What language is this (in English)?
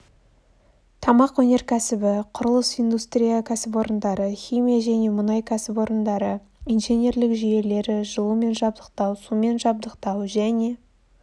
Kazakh